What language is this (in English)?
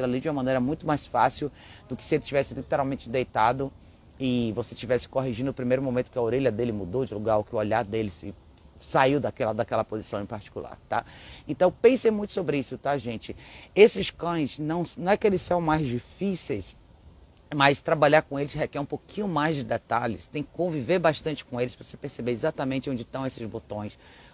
Portuguese